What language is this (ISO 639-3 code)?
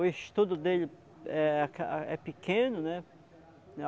por